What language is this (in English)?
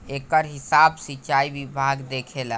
Bhojpuri